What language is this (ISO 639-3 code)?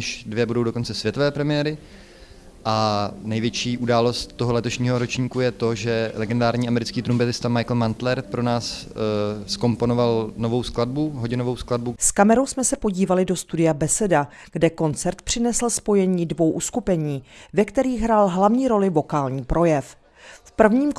ces